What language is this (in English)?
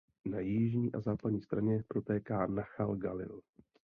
Czech